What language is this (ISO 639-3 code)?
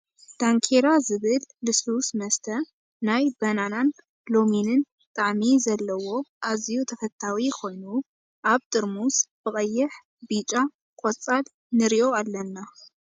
tir